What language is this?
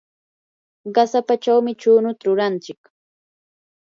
Yanahuanca Pasco Quechua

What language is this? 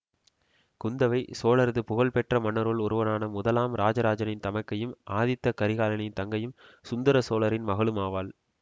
Tamil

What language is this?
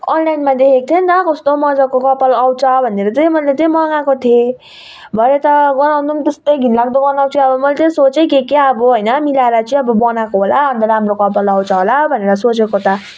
Nepali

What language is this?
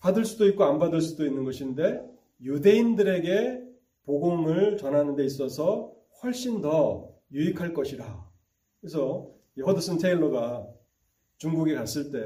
Korean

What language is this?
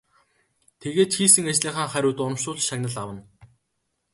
Mongolian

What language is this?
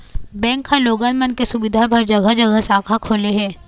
Chhattisgarhi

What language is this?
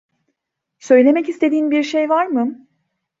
Turkish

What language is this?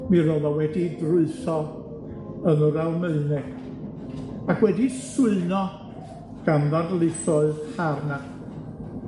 Welsh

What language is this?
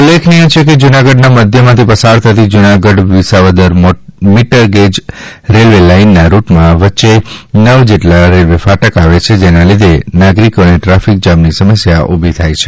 Gujarati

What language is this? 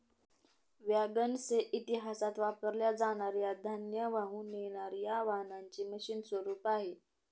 Marathi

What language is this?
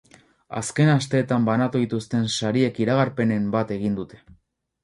Basque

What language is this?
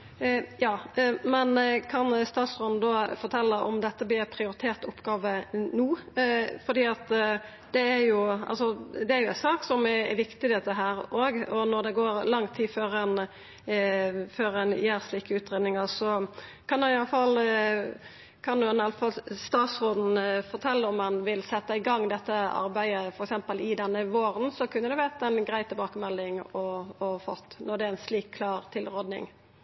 Norwegian Nynorsk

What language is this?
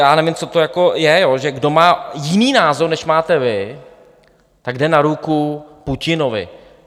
Czech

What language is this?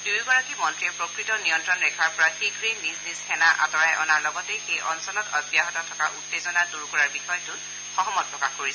Assamese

